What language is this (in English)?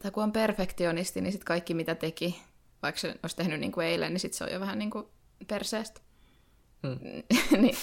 Finnish